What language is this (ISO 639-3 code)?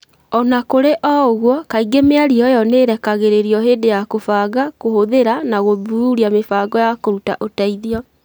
kik